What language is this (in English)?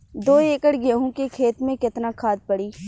Bhojpuri